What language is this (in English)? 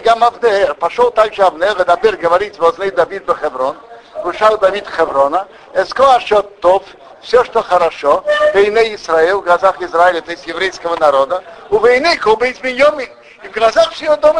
Russian